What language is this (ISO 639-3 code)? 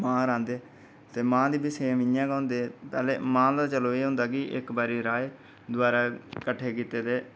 doi